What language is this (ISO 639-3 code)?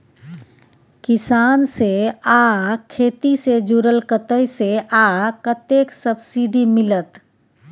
mai